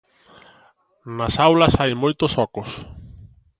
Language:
Galician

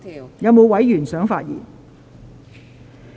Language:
Cantonese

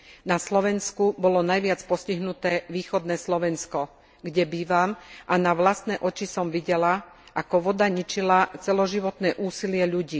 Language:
Slovak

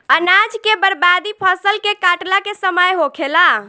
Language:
Bhojpuri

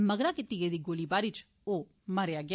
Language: Dogri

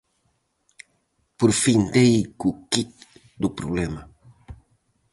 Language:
Galician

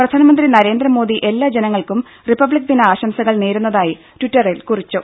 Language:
Malayalam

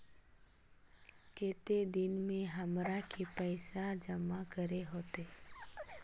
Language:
Magahi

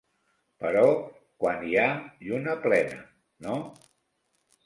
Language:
Catalan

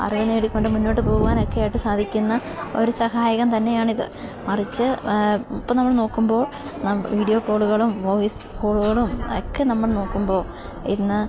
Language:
Malayalam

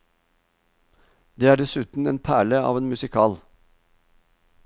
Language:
Norwegian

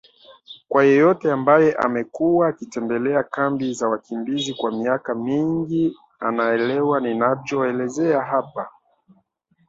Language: Swahili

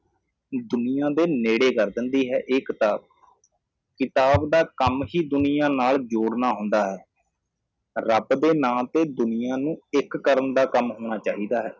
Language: Punjabi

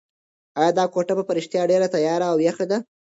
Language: Pashto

